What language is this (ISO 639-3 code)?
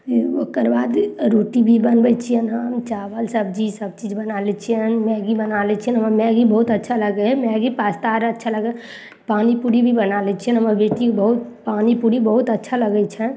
mai